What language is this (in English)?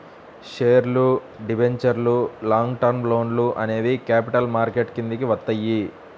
Telugu